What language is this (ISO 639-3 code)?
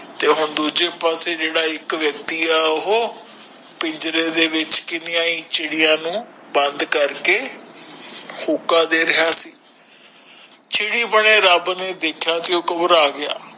pan